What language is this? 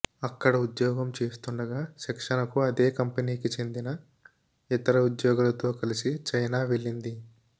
Telugu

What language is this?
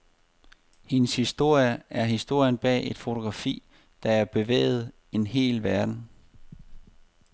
Danish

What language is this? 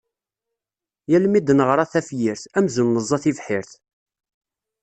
Kabyle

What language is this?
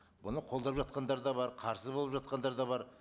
Kazakh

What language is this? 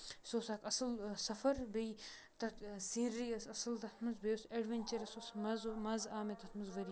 Kashmiri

